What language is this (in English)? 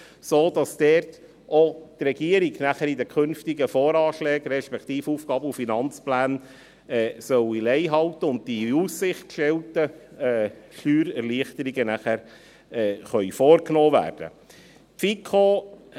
Swiss German